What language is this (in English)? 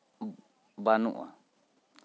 Santali